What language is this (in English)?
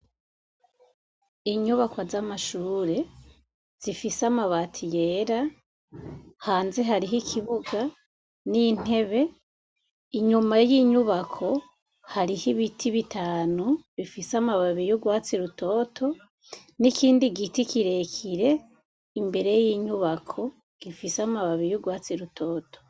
Rundi